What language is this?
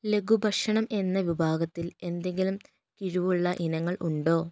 Malayalam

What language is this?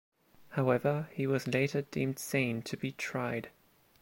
English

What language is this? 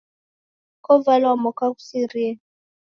Taita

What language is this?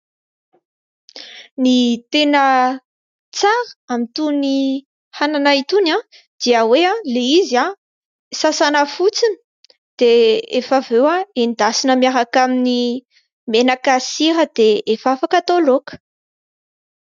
Malagasy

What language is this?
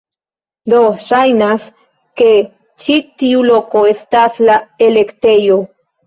Esperanto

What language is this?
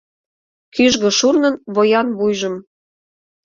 Mari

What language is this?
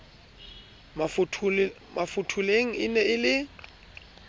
Southern Sotho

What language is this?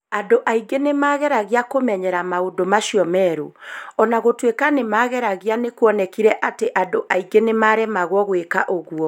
Kikuyu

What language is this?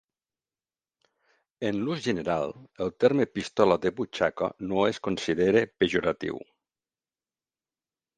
Catalan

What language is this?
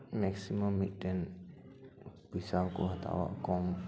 Santali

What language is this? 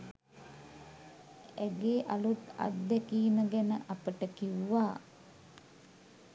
Sinhala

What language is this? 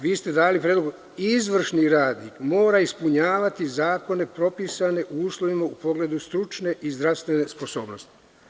Serbian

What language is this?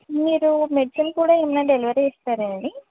Telugu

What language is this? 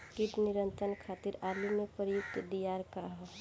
Bhojpuri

